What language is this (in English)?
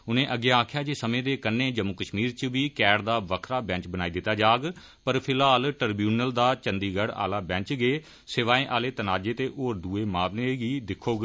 Dogri